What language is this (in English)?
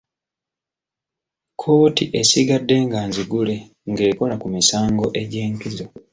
Ganda